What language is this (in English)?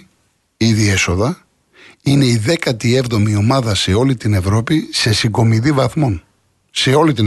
Greek